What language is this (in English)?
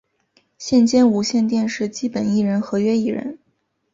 Chinese